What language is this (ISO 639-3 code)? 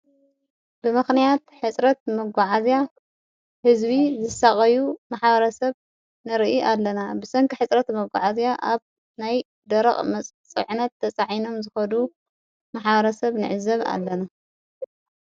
tir